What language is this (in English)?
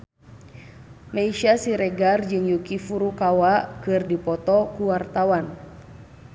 Sundanese